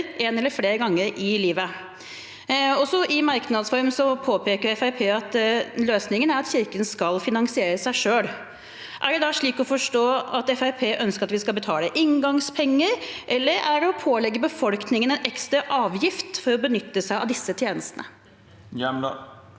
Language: Norwegian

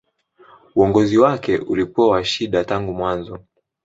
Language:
Swahili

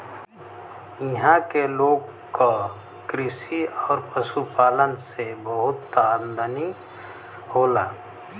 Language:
Bhojpuri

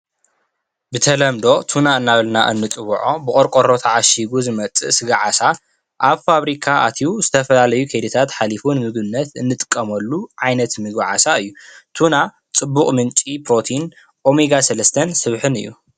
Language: Tigrinya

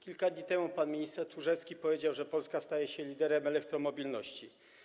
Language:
Polish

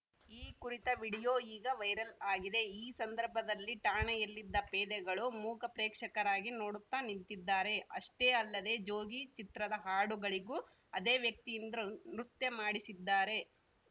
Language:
Kannada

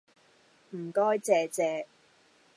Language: Cantonese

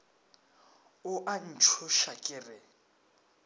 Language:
Northern Sotho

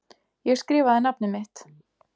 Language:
Icelandic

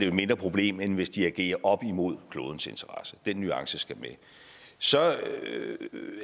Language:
Danish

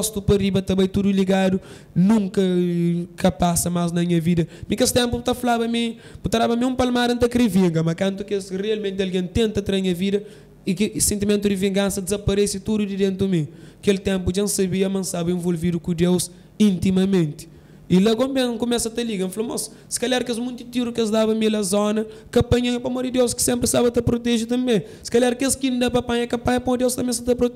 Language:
Portuguese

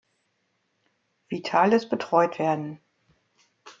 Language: German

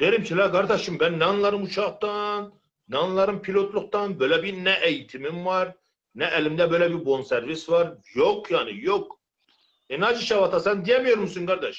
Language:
Turkish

